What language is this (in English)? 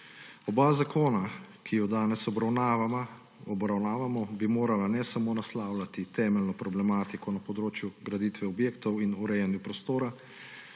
Slovenian